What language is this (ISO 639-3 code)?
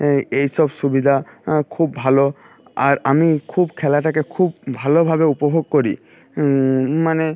ben